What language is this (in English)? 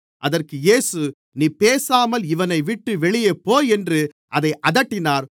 Tamil